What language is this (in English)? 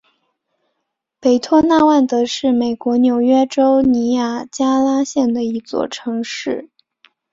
Chinese